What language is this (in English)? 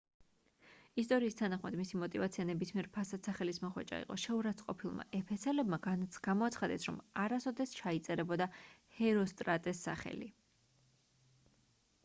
Georgian